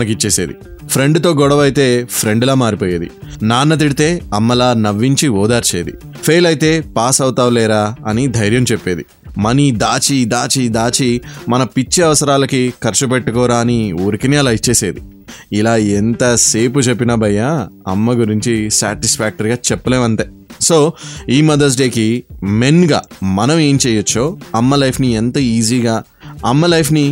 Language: Telugu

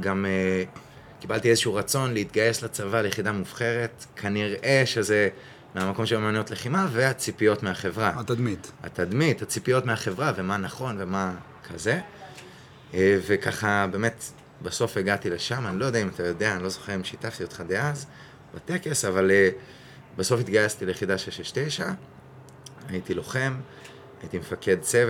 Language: Hebrew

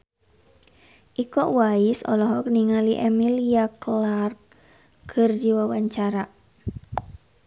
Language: Sundanese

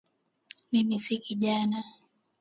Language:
Swahili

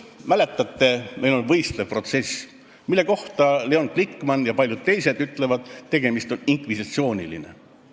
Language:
Estonian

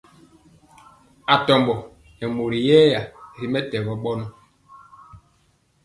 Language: Mpiemo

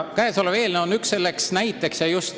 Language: Estonian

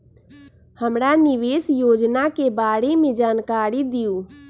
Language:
Magahi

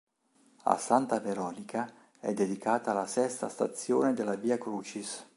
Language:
Italian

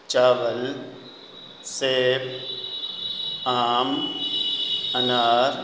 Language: Urdu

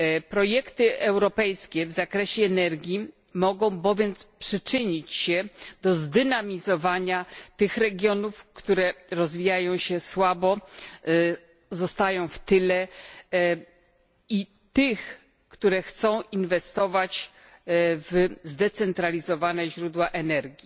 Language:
Polish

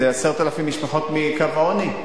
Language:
Hebrew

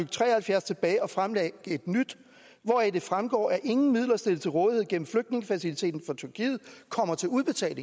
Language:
Danish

